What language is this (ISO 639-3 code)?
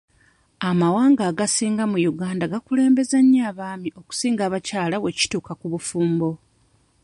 lug